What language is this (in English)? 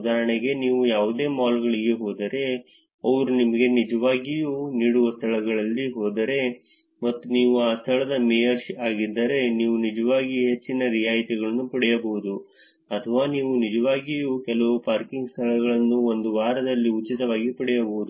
Kannada